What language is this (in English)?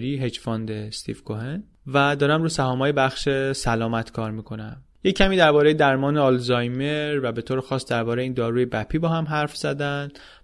Persian